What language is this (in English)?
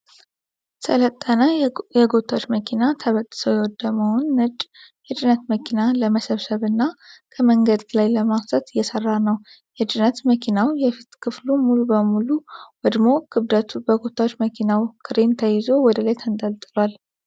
Amharic